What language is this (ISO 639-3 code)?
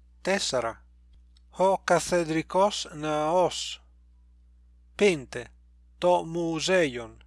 ell